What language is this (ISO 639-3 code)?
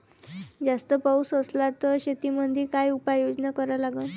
mar